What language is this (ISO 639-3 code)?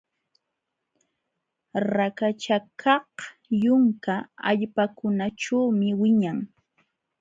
qxw